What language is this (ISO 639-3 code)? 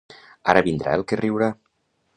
cat